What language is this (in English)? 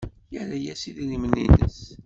Kabyle